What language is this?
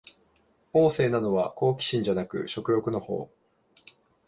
Japanese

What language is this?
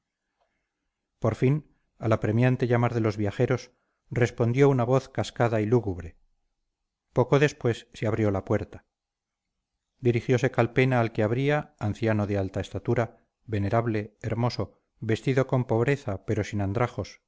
Spanish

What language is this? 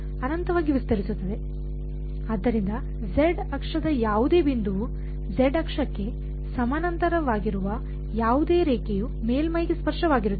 Kannada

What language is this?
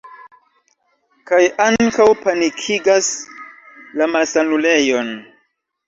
Esperanto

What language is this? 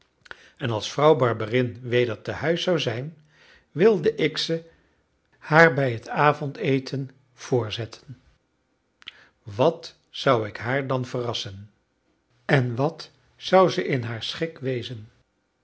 Dutch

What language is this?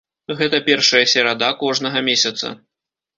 Belarusian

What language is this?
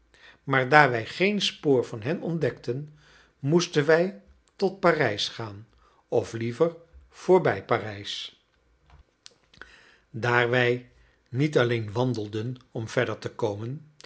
Dutch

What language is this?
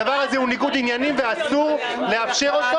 Hebrew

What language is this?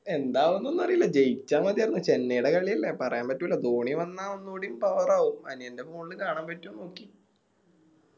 Malayalam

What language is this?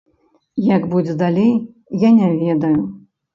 Belarusian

